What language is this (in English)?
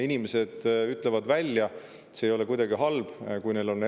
Estonian